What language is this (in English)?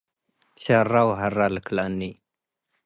Tigre